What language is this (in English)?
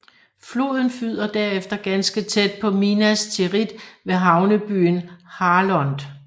Danish